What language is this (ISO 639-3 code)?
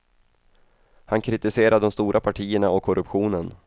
swe